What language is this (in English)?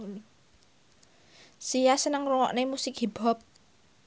Javanese